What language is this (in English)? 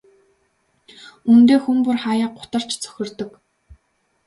Mongolian